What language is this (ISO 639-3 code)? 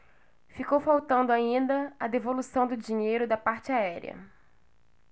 por